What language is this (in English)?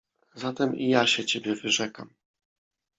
Polish